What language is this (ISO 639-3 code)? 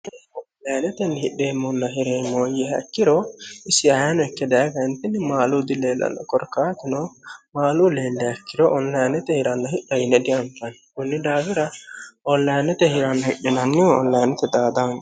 sid